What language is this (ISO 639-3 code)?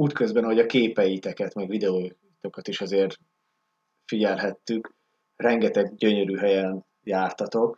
hun